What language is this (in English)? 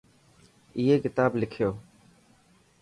Dhatki